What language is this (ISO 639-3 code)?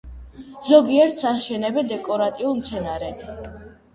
kat